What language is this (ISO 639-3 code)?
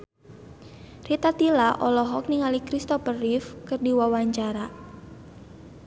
sun